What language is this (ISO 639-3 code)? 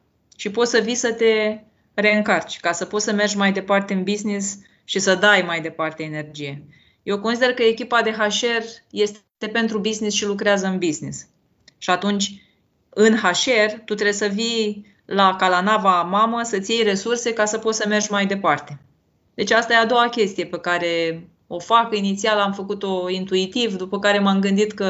ron